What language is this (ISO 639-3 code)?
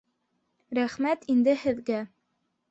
bak